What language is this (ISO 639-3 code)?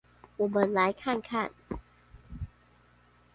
zho